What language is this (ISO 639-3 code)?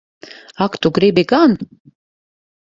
lav